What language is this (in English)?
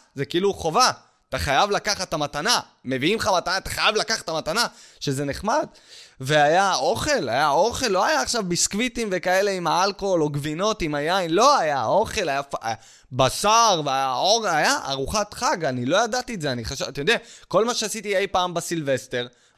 Hebrew